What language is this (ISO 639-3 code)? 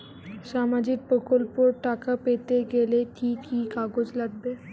ben